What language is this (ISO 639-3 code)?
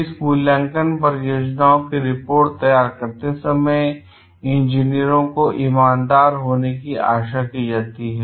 hin